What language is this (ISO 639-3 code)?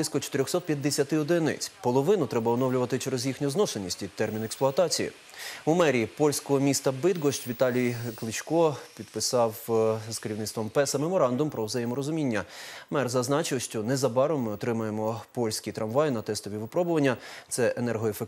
ukr